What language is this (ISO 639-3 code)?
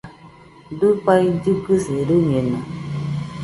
hux